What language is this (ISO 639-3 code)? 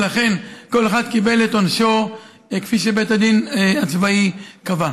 heb